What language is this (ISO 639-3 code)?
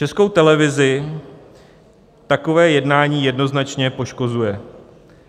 ces